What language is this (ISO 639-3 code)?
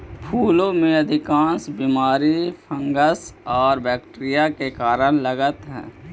mag